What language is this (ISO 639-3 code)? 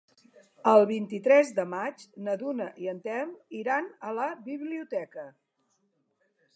cat